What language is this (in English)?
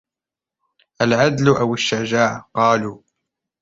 Arabic